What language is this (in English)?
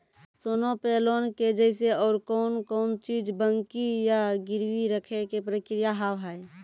Maithili